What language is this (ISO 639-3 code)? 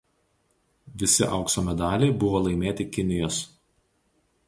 lit